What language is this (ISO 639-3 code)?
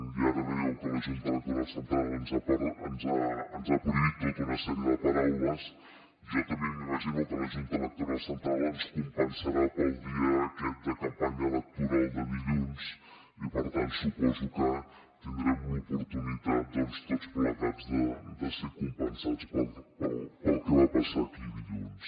cat